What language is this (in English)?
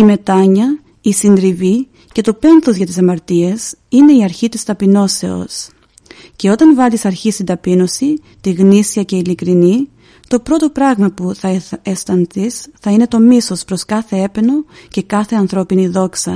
Greek